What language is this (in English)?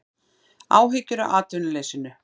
Icelandic